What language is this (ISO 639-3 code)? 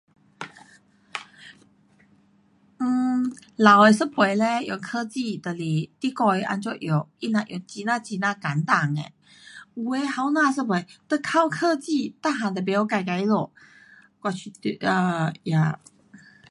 cpx